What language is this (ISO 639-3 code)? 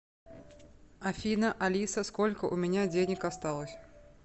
rus